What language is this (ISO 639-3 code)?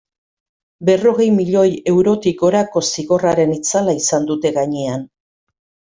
eus